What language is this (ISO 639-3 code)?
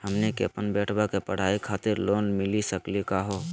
mag